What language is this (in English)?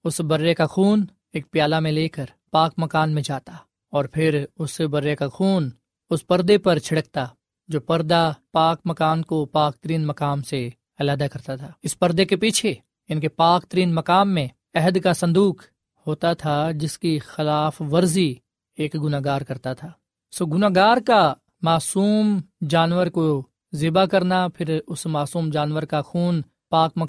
Urdu